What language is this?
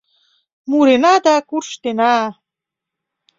Mari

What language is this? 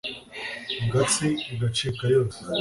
Kinyarwanda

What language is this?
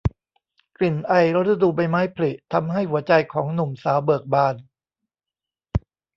Thai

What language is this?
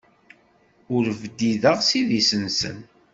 Kabyle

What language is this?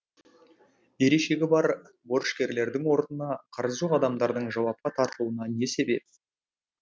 Kazakh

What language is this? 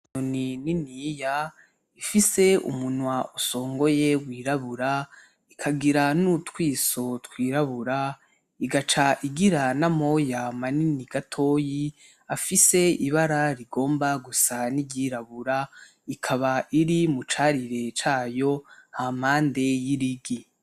Rundi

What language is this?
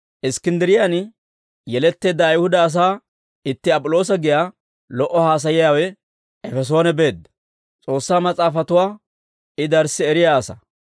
Dawro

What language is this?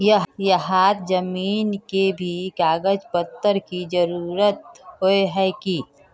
Magahi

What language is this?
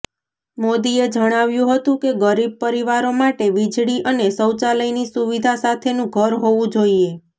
Gujarati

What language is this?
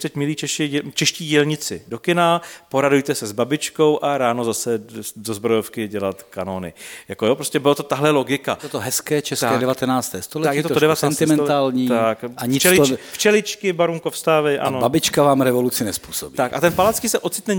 Czech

